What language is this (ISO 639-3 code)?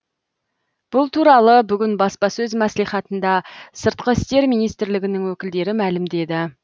kaz